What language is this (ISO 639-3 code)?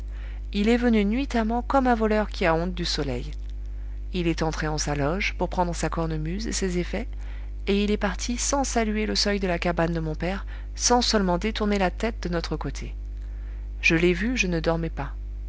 fra